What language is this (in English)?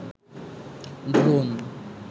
Bangla